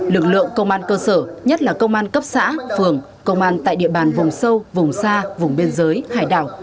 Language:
Vietnamese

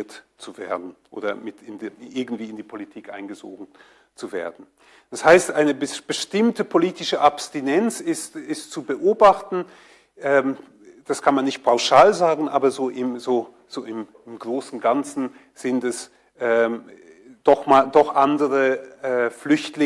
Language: German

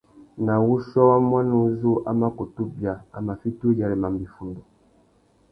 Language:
Tuki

